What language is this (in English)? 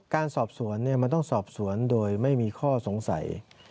Thai